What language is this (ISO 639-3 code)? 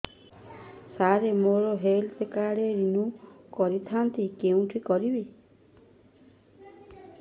ori